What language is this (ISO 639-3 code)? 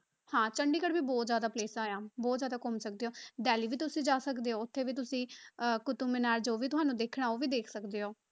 pan